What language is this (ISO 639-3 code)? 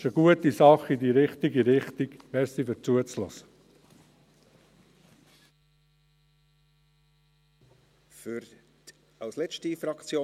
gsw